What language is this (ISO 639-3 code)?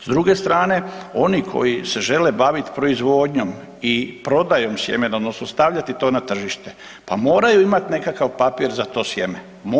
hrv